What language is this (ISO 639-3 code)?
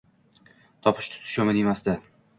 uzb